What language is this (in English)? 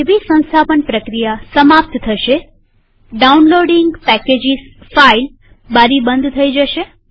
Gujarati